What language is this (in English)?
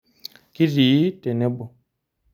Masai